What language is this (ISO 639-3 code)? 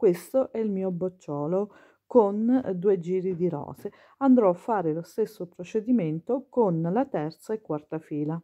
ita